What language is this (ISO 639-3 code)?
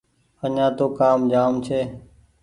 gig